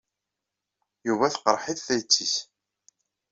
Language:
Kabyle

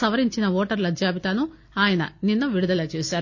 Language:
Telugu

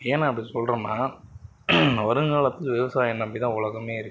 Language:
Tamil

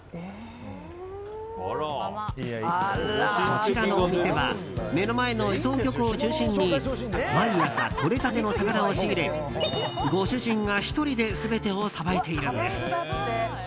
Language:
Japanese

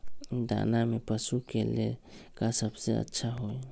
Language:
Magahi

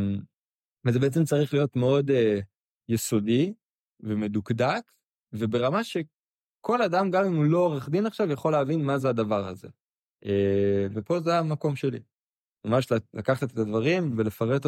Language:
Hebrew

